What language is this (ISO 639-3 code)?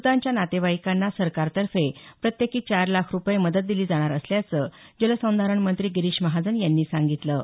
mar